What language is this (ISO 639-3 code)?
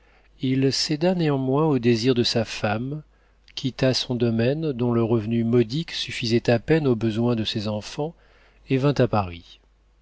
fra